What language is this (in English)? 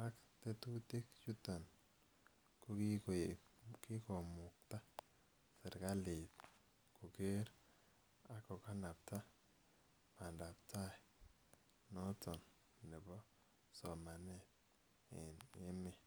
Kalenjin